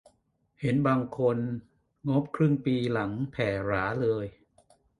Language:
Thai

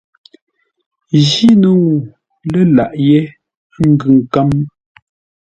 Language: Ngombale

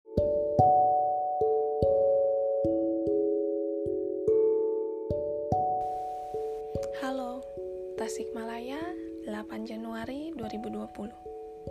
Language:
Indonesian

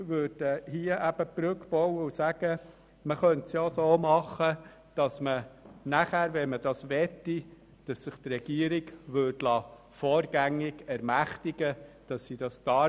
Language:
Swiss German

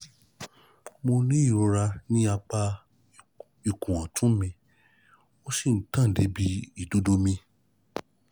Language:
Yoruba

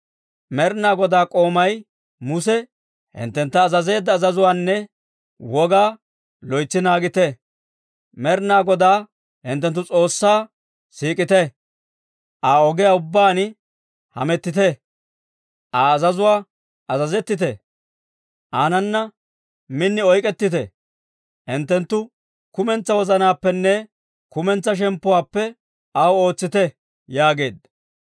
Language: Dawro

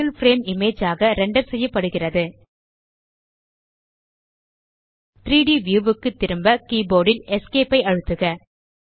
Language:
Tamil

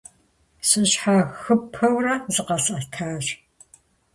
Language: Kabardian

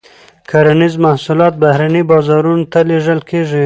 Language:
Pashto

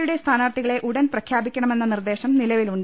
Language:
Malayalam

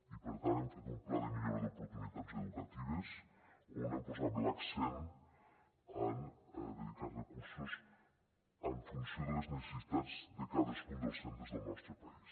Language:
Catalan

